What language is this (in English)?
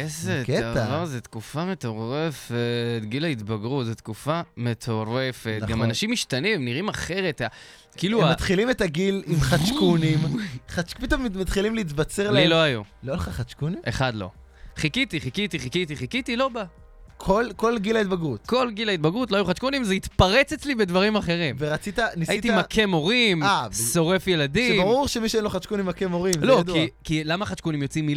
Hebrew